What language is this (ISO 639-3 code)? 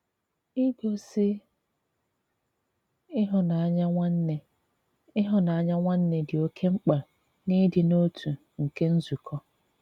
ibo